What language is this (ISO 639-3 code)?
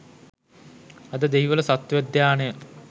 sin